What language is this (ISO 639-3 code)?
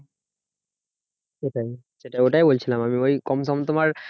ben